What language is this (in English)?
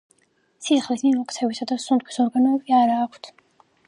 Georgian